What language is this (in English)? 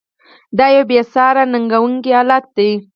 Pashto